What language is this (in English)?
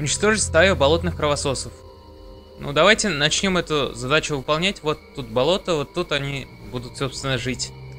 Russian